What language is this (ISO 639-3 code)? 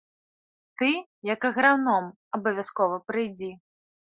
bel